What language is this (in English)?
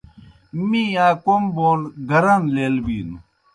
Kohistani Shina